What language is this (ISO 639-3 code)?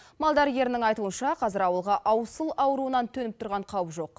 kaz